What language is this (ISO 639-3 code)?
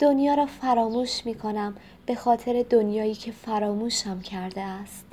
fas